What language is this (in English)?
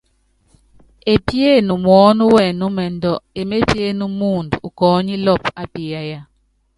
Yangben